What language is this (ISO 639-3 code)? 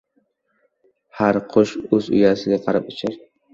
uzb